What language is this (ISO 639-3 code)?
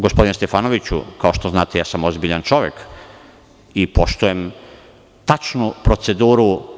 srp